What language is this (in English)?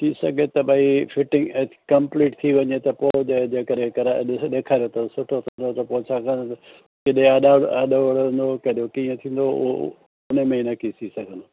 Sindhi